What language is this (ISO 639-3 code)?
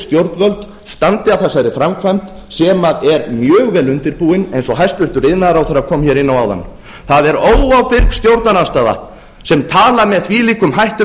isl